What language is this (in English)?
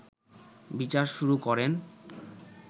Bangla